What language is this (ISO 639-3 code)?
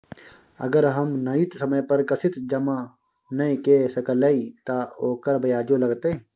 mai